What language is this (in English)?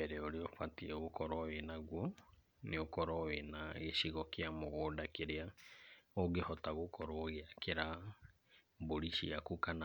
Kikuyu